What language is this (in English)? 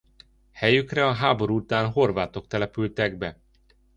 Hungarian